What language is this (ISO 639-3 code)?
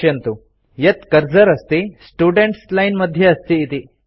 san